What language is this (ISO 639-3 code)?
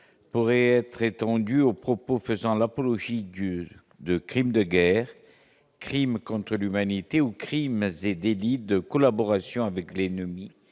fra